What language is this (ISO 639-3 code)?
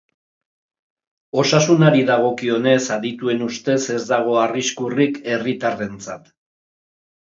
eus